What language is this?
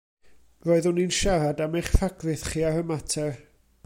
Welsh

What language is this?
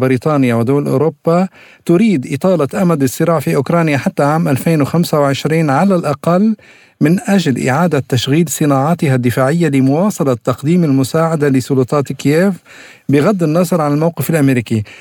Arabic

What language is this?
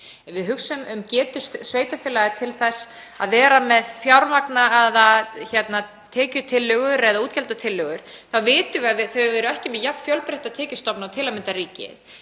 Icelandic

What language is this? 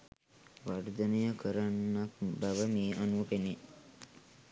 Sinhala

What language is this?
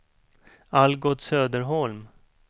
Swedish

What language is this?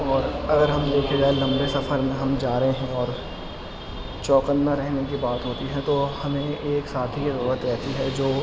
Urdu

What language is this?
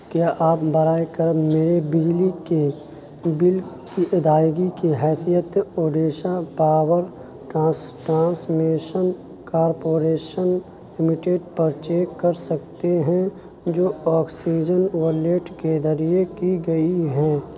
Urdu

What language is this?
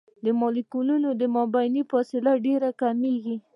Pashto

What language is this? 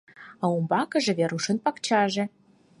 Mari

